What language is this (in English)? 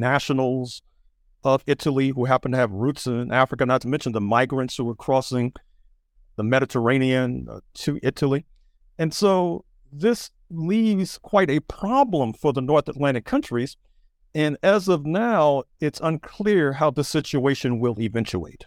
English